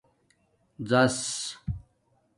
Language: Domaaki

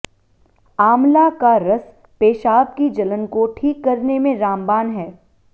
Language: Hindi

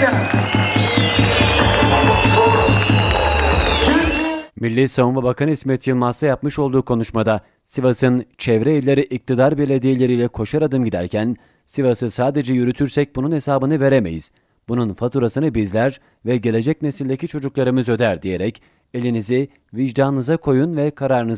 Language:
Turkish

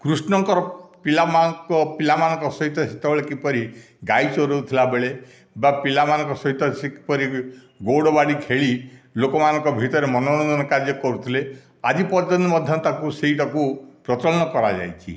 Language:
Odia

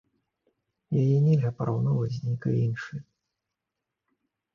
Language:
Belarusian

